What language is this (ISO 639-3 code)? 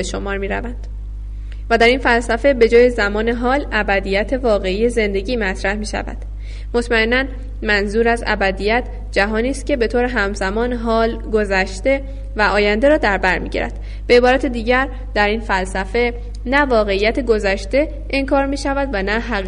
fas